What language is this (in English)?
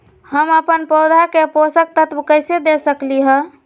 Magahi